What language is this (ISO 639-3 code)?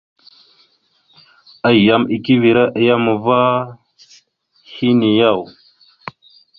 mxu